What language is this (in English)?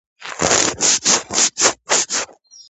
Georgian